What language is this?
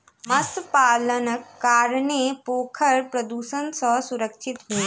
Maithili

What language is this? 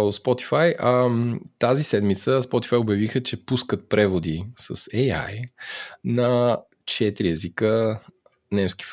Bulgarian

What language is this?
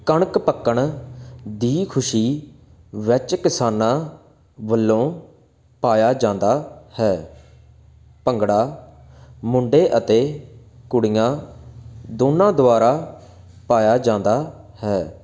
Punjabi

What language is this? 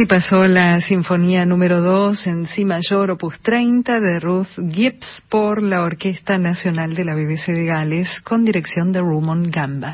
Spanish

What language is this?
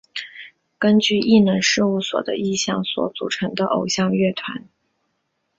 Chinese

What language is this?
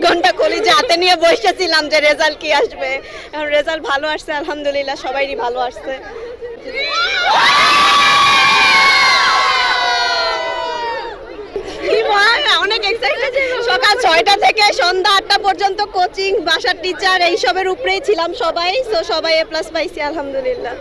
Bangla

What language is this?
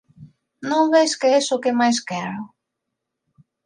Galician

